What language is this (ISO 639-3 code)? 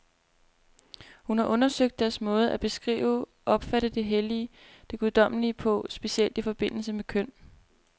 dan